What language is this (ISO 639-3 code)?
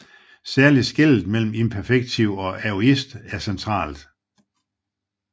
dan